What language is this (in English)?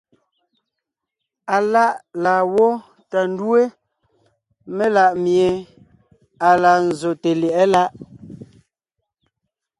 Ngiemboon